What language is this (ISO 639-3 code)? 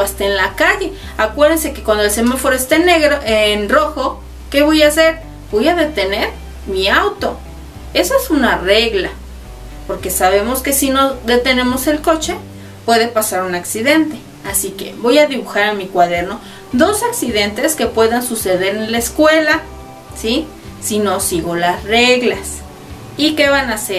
spa